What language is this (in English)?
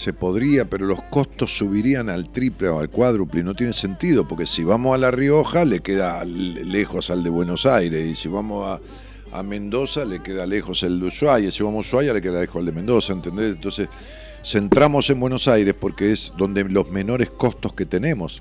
Spanish